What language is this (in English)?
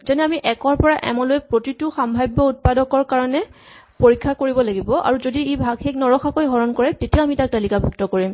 Assamese